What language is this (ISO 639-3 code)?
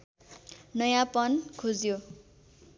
nep